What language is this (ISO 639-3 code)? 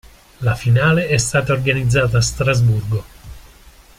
ita